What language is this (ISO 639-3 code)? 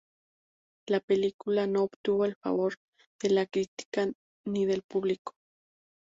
spa